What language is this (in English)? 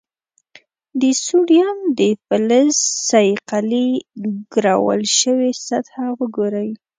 Pashto